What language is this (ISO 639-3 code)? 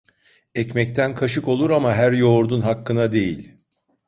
tur